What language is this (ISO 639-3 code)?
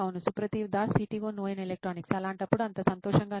tel